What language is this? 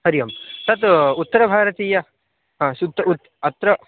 Sanskrit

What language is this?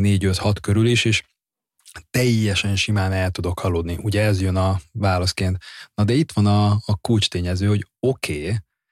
Hungarian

